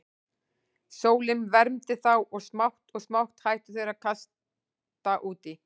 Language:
Icelandic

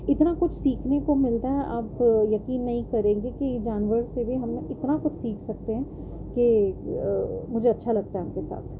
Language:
Urdu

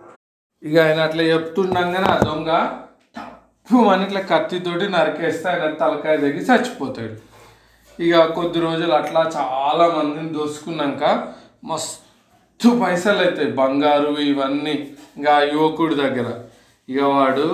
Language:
Telugu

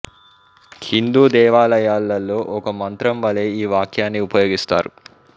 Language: Telugu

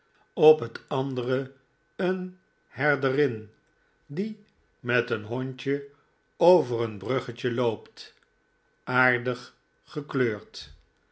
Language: Dutch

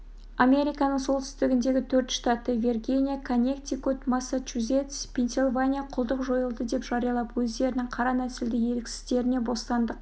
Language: Kazakh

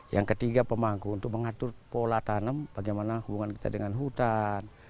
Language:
Indonesian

